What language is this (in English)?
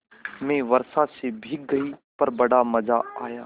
Hindi